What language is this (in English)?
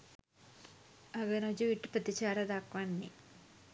Sinhala